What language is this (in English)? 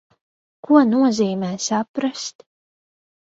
Latvian